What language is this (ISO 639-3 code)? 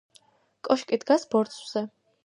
kat